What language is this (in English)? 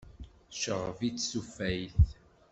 Kabyle